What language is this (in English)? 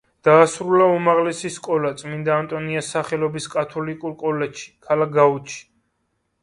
Georgian